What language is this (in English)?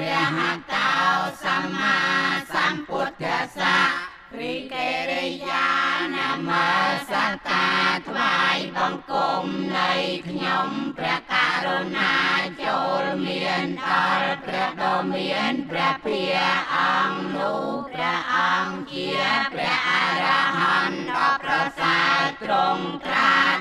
Thai